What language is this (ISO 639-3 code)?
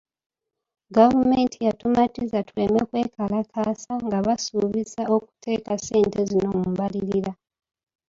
lug